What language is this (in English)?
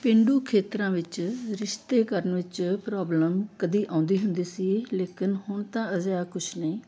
Punjabi